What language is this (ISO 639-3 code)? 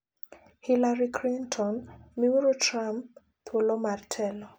luo